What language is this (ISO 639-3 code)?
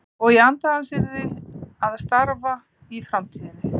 isl